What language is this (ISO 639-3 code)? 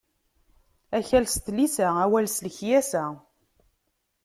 kab